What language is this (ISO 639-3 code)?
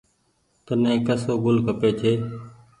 gig